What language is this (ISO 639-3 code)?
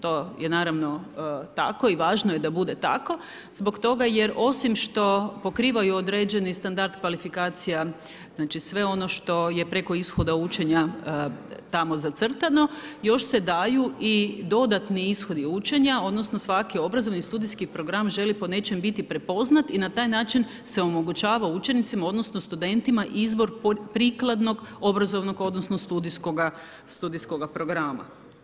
hrv